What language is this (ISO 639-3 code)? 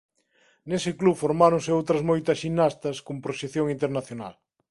glg